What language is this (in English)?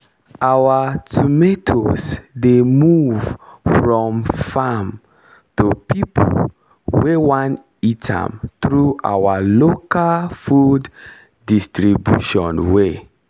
Nigerian Pidgin